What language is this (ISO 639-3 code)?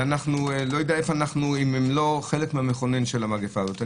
heb